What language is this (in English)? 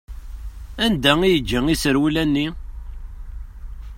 Kabyle